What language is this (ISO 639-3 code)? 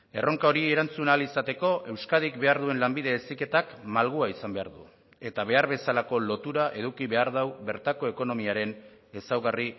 eus